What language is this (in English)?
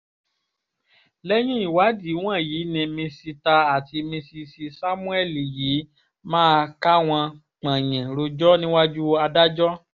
Yoruba